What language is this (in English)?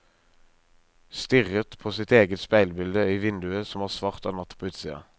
Norwegian